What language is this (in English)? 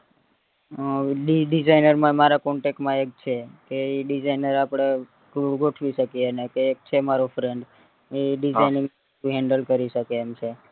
Gujarati